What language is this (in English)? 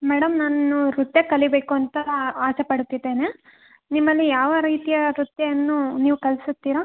Kannada